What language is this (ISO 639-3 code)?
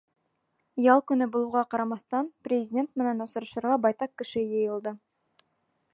bak